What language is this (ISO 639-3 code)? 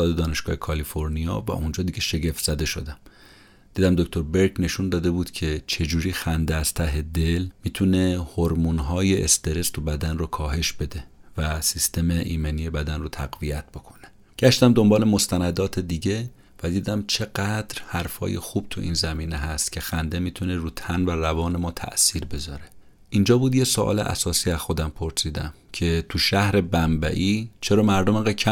fas